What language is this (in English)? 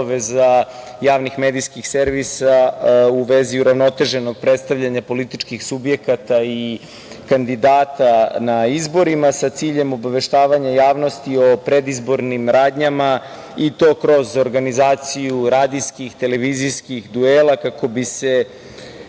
Serbian